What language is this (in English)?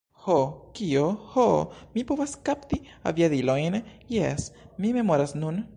Esperanto